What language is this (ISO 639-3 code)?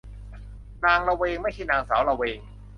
tha